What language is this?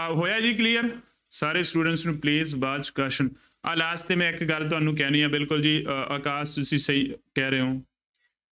Punjabi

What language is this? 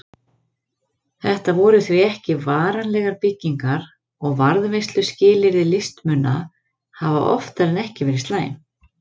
Icelandic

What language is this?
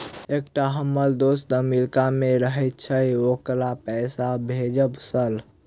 Maithili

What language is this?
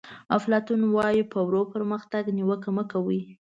Pashto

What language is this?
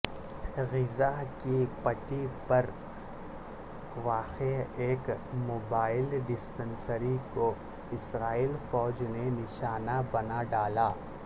Urdu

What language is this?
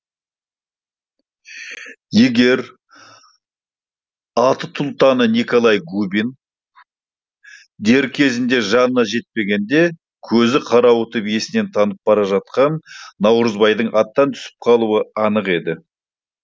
Kazakh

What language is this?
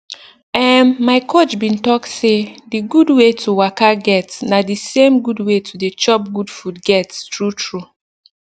Nigerian Pidgin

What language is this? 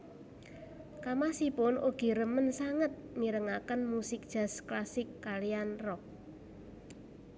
Javanese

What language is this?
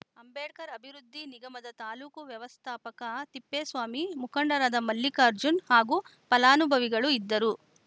Kannada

